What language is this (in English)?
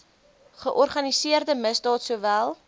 Afrikaans